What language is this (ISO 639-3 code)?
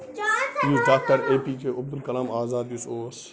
kas